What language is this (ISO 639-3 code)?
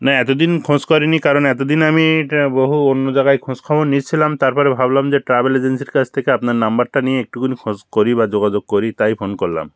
ben